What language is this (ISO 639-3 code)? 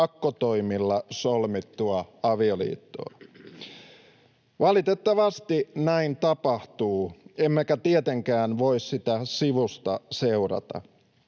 fin